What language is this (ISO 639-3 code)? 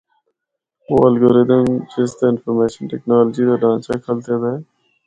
hno